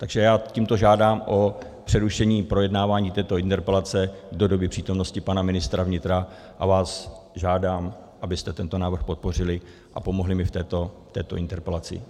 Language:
Czech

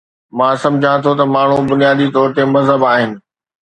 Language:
Sindhi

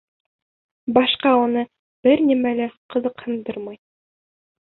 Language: Bashkir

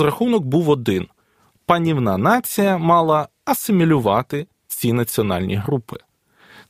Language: Ukrainian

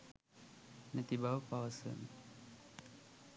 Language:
Sinhala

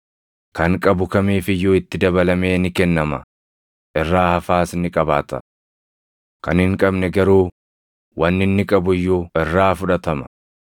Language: Oromo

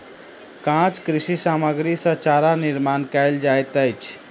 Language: Maithili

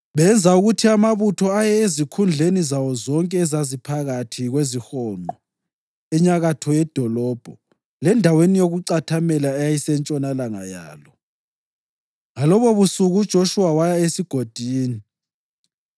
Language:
North Ndebele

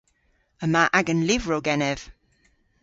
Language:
Cornish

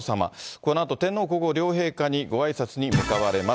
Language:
Japanese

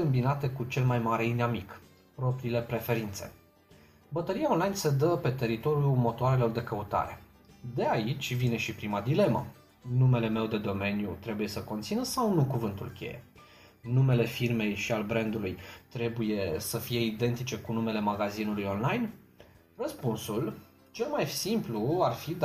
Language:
Romanian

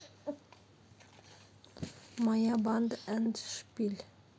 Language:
Russian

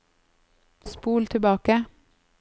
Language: Norwegian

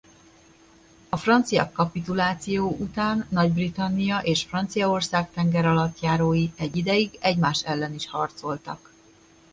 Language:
Hungarian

